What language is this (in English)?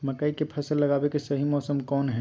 Magahi